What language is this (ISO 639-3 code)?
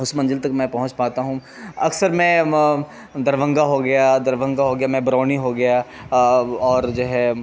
urd